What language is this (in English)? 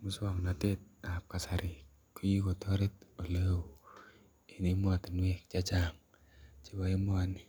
Kalenjin